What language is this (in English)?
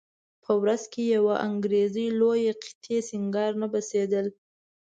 Pashto